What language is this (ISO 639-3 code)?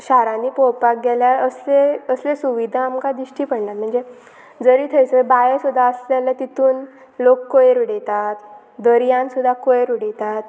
kok